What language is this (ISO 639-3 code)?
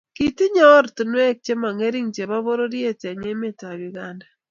kln